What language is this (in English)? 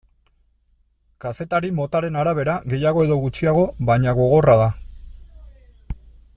Basque